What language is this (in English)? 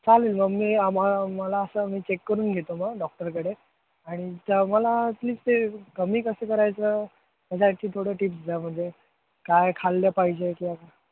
Marathi